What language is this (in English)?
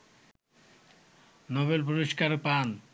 Bangla